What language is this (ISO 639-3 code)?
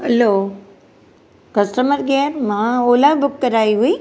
snd